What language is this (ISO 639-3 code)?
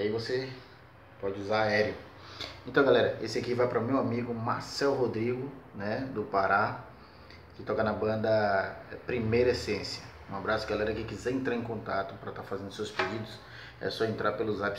por